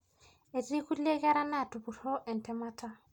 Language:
Masai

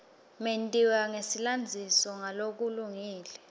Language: Swati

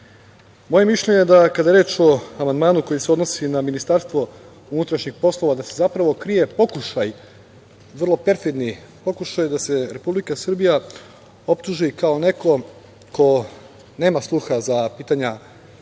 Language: Serbian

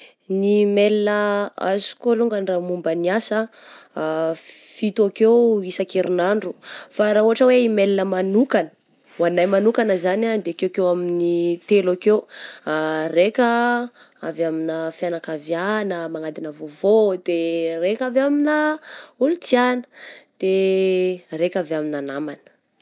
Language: Southern Betsimisaraka Malagasy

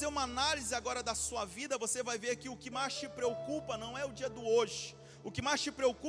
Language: Portuguese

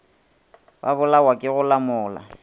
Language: Northern Sotho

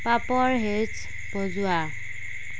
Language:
Assamese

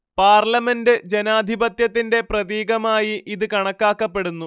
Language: Malayalam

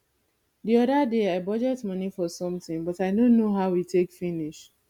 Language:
Nigerian Pidgin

